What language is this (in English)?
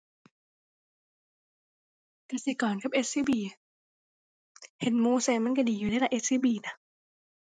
Thai